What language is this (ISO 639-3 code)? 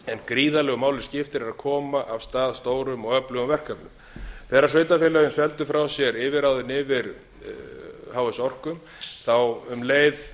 isl